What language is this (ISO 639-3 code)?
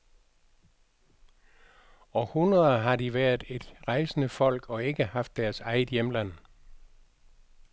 dan